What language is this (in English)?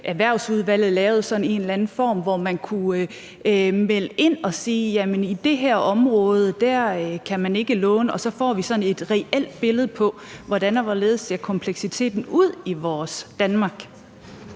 Danish